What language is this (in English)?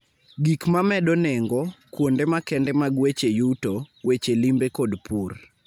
Luo (Kenya and Tanzania)